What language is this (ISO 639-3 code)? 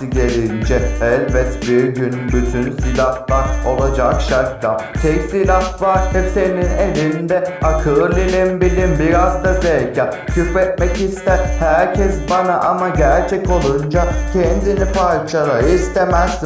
tur